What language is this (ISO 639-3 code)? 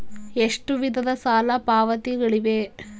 kan